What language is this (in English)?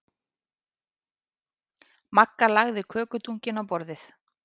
Icelandic